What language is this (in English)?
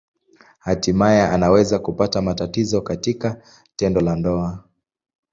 Swahili